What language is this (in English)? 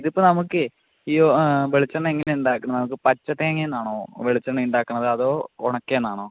Malayalam